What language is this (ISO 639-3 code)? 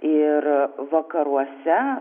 lit